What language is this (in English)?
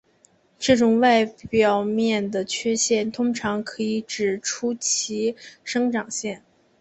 Chinese